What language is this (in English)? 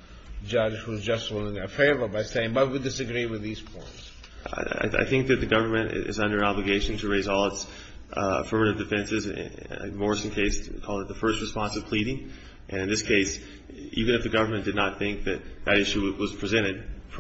English